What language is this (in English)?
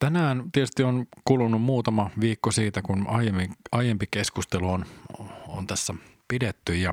Finnish